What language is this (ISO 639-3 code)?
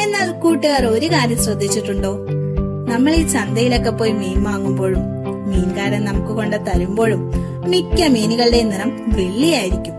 mal